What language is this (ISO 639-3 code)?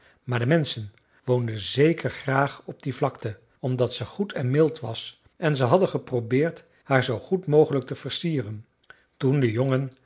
nld